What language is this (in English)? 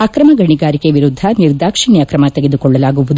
Kannada